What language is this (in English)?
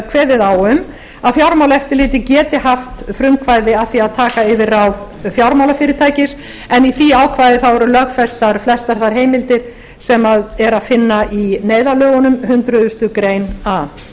Icelandic